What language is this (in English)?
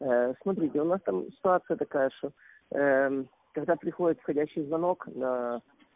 Russian